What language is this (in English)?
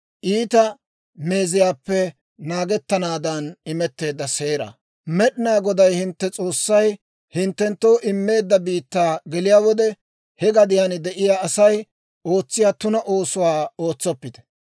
Dawro